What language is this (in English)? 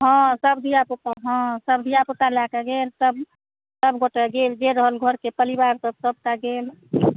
Maithili